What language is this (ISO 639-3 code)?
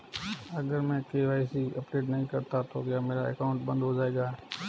hin